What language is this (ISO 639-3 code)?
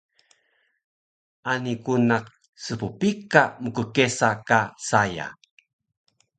trv